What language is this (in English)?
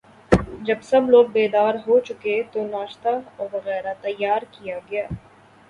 Urdu